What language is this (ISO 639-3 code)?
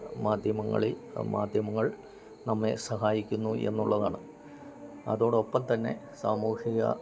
mal